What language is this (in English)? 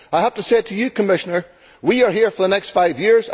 English